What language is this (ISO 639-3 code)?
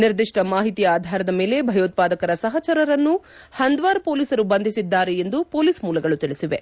kan